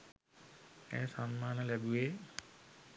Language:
Sinhala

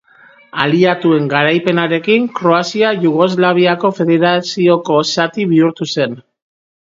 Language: Basque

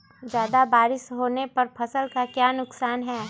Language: Magahi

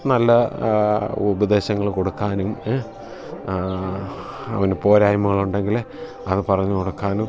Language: Malayalam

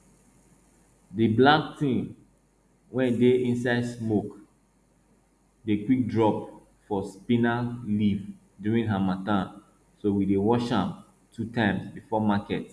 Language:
Nigerian Pidgin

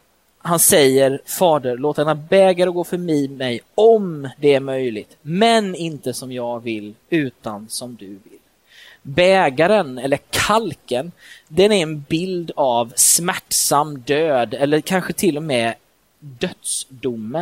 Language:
Swedish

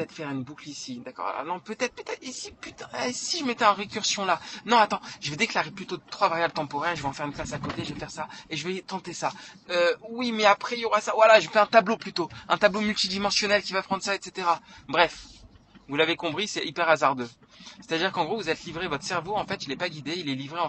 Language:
French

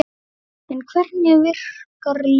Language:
Icelandic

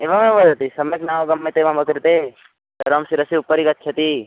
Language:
Sanskrit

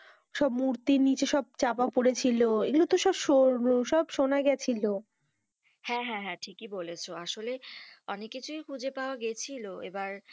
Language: Bangla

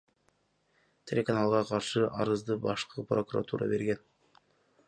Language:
Kyrgyz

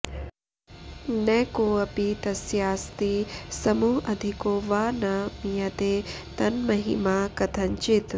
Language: Sanskrit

